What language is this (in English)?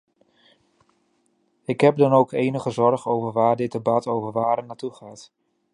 Dutch